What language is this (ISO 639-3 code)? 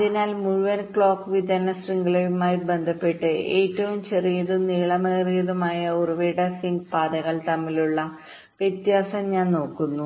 mal